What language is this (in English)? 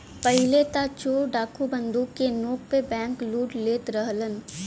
Bhojpuri